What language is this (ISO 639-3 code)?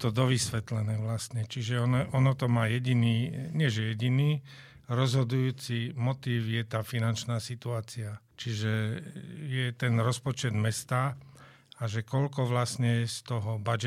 slk